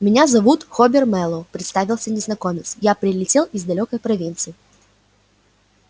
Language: Russian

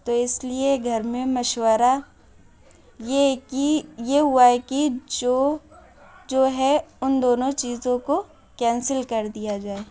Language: Urdu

